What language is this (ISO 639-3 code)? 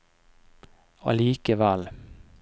nor